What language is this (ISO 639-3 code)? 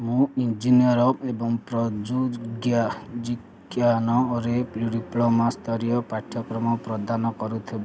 ori